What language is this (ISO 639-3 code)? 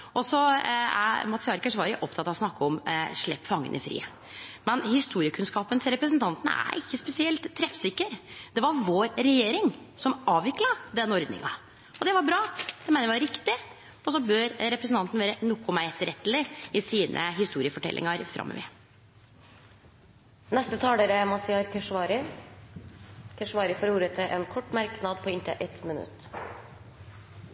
nor